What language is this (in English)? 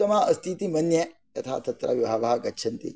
Sanskrit